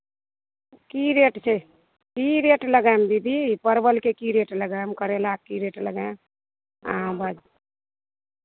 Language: Maithili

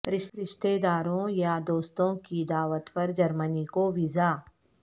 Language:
Urdu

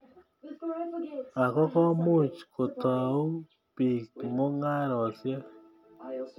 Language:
Kalenjin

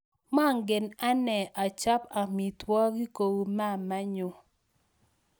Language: Kalenjin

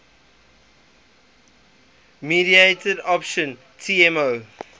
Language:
English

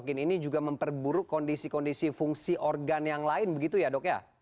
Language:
Indonesian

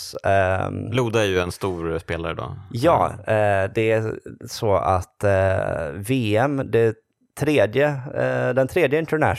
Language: Swedish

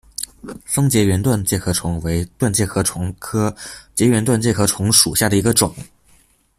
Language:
Chinese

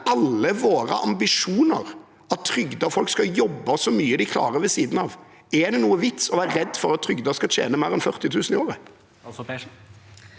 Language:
Norwegian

